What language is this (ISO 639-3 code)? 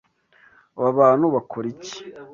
kin